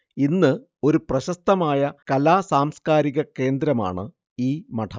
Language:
Malayalam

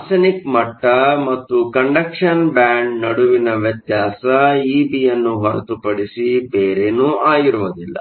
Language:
Kannada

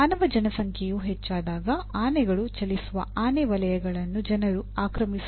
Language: Kannada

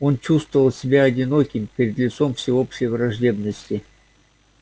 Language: Russian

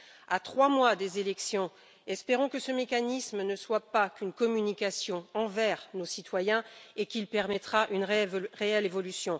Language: French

